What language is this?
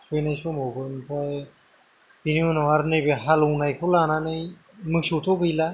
Bodo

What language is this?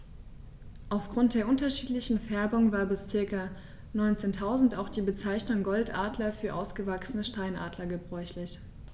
German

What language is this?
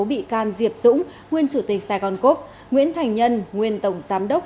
Vietnamese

